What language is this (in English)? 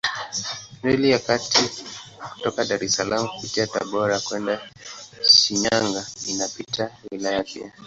Swahili